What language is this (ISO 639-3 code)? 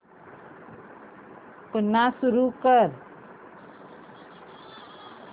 mar